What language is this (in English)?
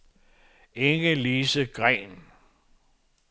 Danish